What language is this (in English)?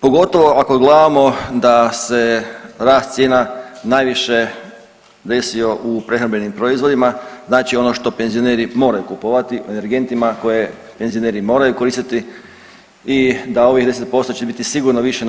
Croatian